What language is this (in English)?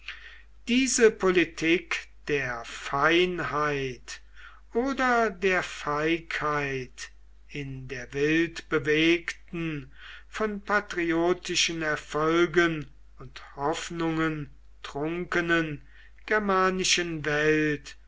German